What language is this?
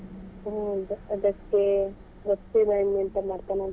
Kannada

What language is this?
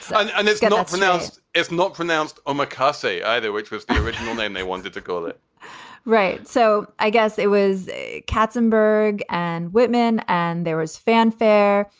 English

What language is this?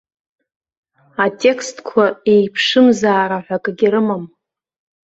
Abkhazian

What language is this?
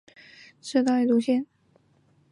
Chinese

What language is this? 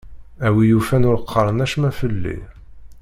Kabyle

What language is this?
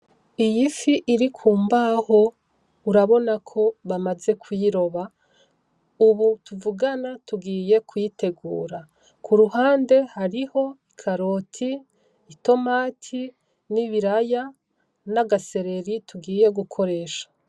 Rundi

